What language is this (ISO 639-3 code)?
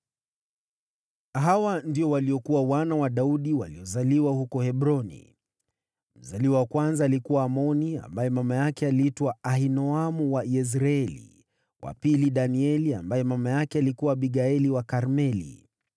swa